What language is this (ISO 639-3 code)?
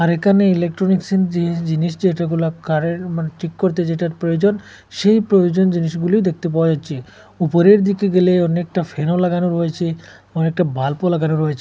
ben